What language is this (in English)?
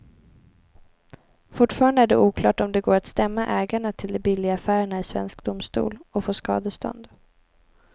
Swedish